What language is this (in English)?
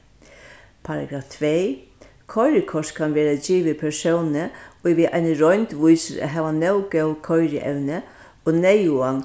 Faroese